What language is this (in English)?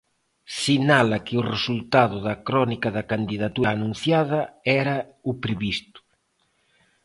Galician